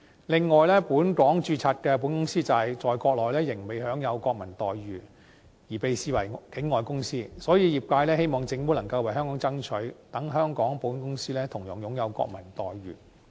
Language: Cantonese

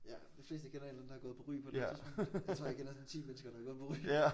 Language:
Danish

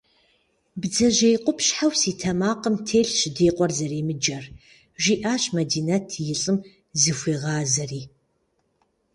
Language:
Kabardian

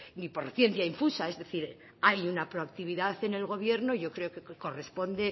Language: Spanish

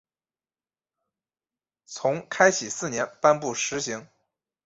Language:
Chinese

